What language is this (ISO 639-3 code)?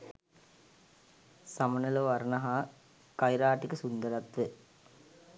sin